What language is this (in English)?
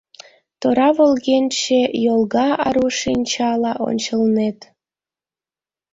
Mari